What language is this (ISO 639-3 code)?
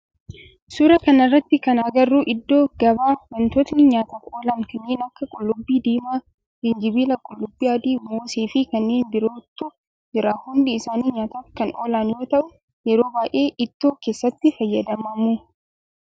orm